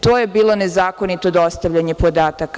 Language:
Serbian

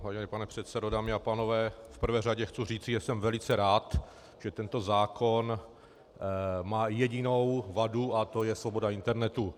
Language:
Czech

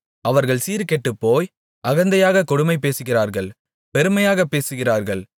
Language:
Tamil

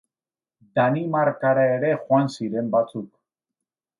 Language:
Basque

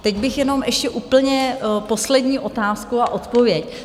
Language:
Czech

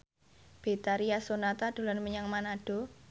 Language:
Javanese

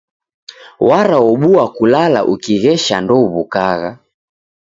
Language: Taita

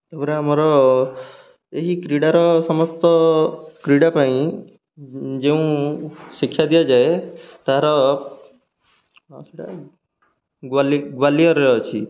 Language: Odia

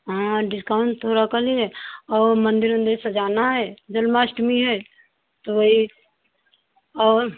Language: Hindi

